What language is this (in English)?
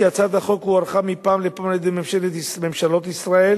Hebrew